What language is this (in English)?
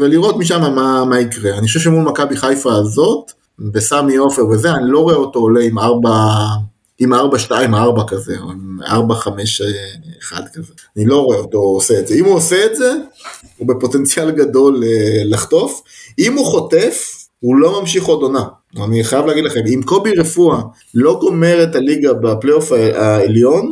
Hebrew